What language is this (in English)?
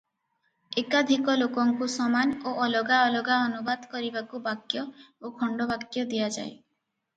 Odia